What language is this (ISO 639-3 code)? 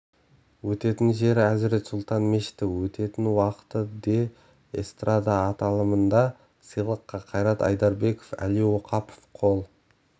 kaz